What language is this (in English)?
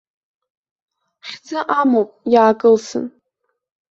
Abkhazian